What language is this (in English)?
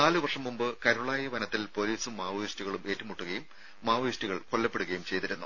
Malayalam